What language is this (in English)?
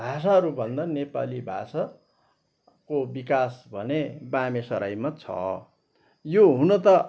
Nepali